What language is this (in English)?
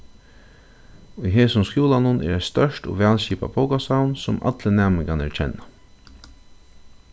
Faroese